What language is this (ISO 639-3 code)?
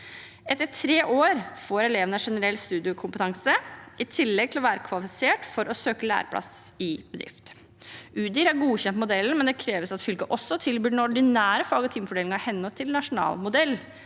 nor